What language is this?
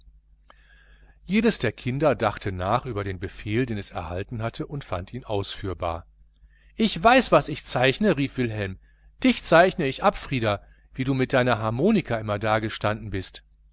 German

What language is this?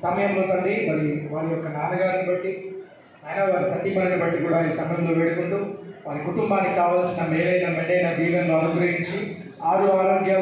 Arabic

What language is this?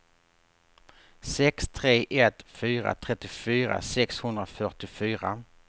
Swedish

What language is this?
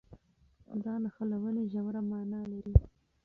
Pashto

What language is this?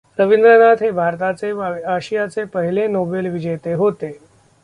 Marathi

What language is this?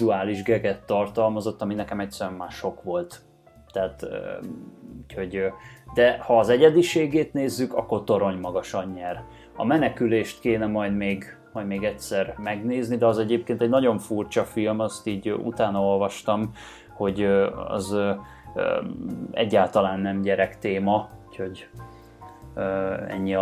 Hungarian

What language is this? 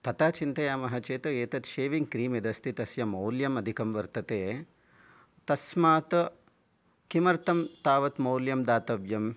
Sanskrit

